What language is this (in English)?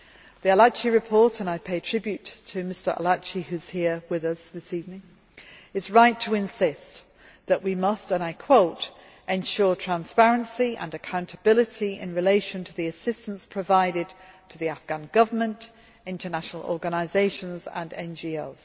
English